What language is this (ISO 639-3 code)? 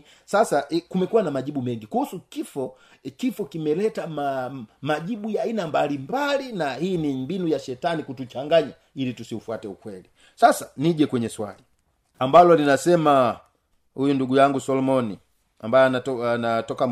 swa